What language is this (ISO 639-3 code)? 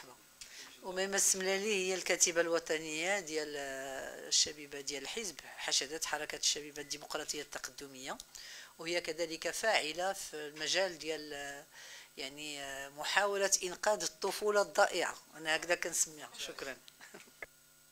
ara